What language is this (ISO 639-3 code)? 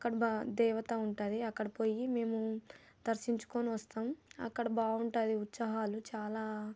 tel